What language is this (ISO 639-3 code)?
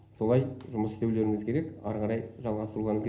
kaz